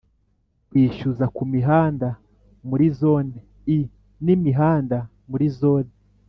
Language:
Kinyarwanda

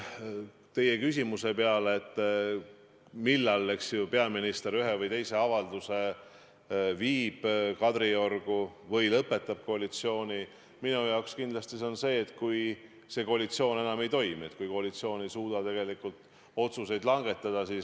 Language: Estonian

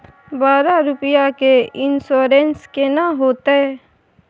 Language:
Maithili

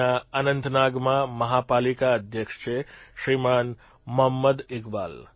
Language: Gujarati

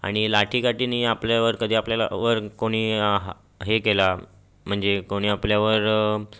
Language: Marathi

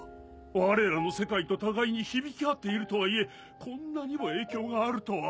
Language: Japanese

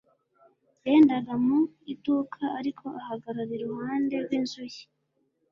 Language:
Kinyarwanda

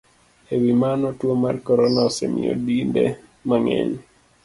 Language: Luo (Kenya and Tanzania)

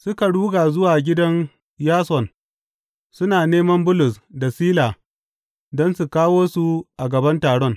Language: Hausa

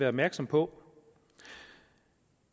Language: Danish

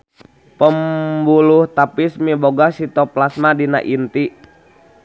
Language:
Sundanese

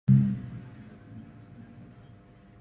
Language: Kelabit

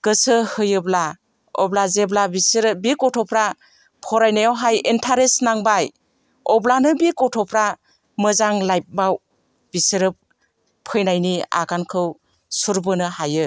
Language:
Bodo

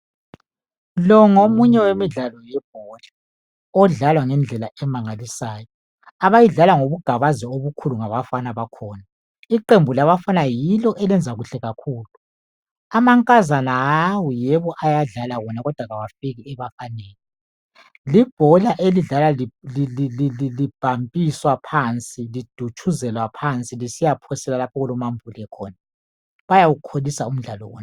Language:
North Ndebele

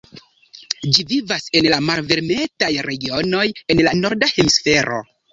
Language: Esperanto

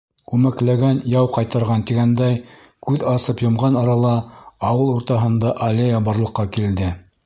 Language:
Bashkir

